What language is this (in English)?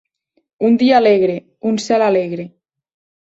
Catalan